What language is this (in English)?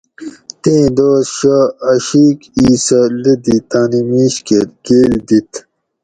Gawri